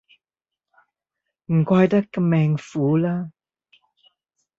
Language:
Cantonese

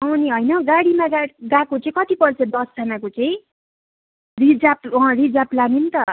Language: Nepali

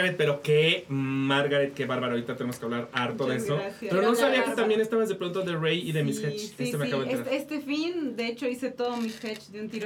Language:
Spanish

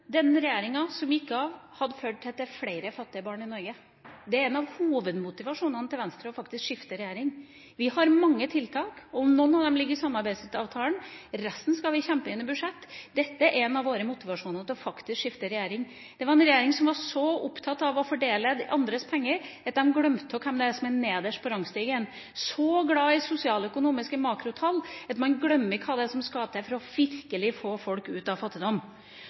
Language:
Norwegian Bokmål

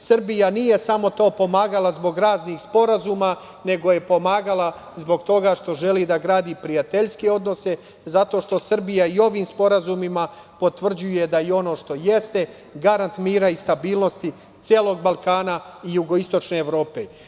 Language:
Serbian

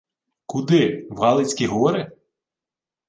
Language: Ukrainian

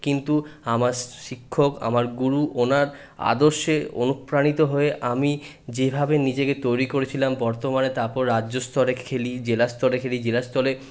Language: Bangla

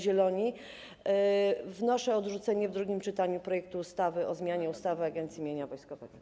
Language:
Polish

